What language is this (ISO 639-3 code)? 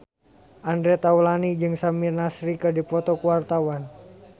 sun